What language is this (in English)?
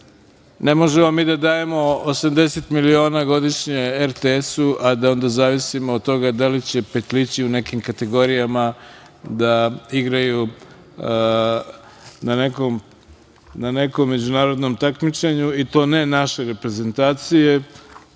Serbian